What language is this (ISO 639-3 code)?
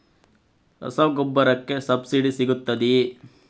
kan